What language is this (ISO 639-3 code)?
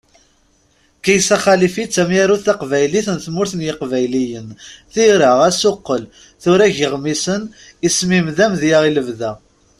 kab